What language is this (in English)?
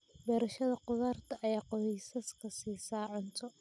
Somali